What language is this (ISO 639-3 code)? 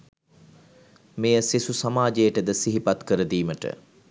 sin